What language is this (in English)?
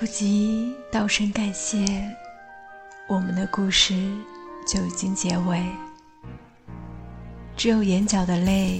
Chinese